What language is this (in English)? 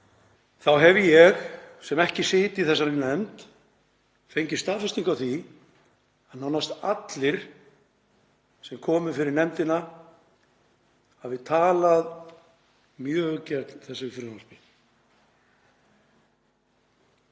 Icelandic